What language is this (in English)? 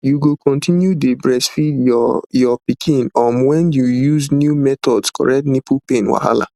Nigerian Pidgin